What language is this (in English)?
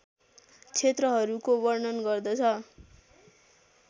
Nepali